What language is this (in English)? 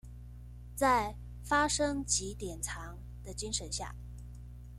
Chinese